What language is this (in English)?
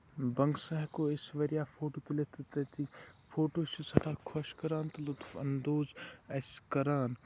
Kashmiri